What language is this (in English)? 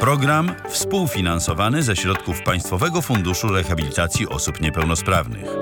Polish